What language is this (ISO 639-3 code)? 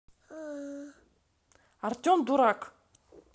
rus